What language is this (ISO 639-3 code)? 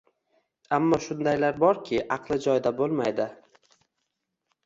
uzb